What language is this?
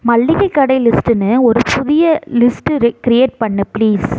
Tamil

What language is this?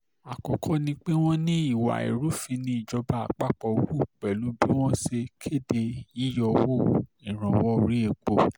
Yoruba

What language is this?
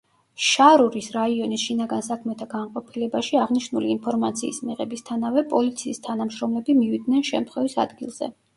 Georgian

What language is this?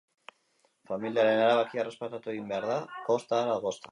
Basque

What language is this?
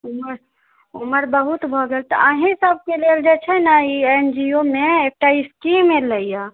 Maithili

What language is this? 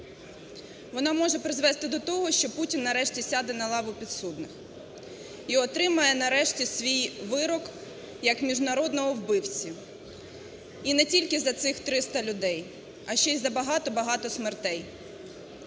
Ukrainian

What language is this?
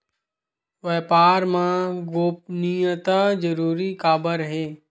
Chhattisgarhi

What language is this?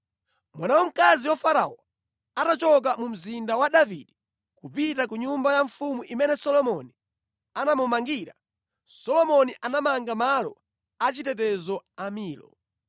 Nyanja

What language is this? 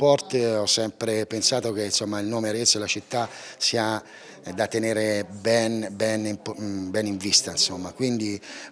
Italian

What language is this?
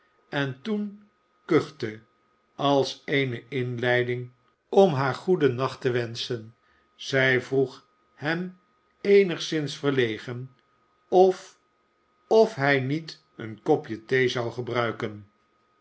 Dutch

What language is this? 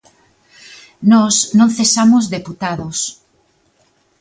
Galician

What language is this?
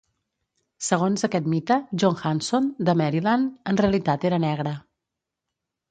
Catalan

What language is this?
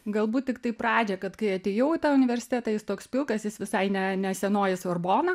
Lithuanian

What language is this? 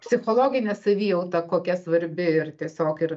Lithuanian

